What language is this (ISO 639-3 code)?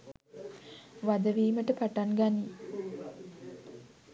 sin